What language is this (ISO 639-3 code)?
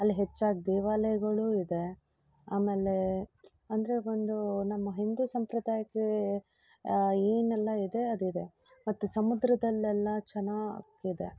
kan